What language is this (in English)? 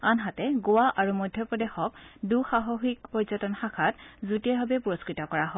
Assamese